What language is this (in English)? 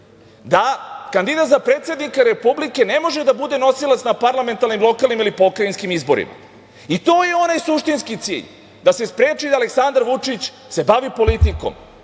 Serbian